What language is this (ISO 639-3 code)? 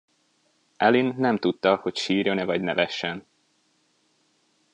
hun